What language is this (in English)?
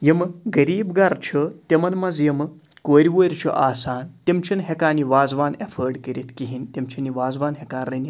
Kashmiri